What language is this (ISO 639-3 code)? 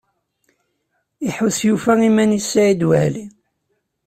kab